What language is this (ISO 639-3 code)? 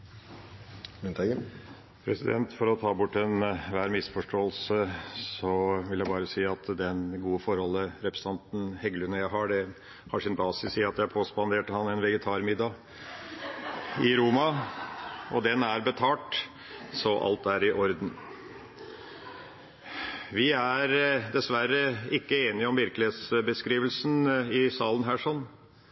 nob